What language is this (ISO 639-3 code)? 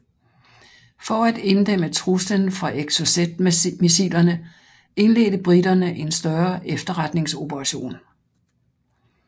dan